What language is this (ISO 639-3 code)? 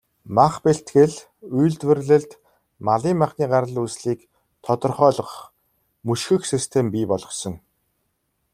mon